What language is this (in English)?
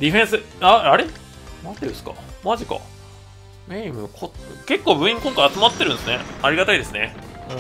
Japanese